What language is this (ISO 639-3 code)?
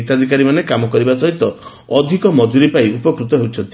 ori